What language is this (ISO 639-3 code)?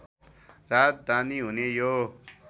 nep